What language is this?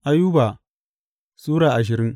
Hausa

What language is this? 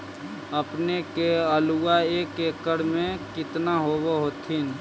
Magahi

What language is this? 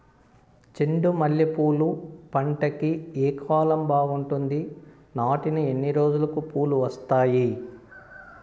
Telugu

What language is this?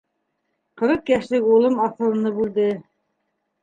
Bashkir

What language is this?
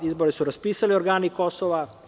Serbian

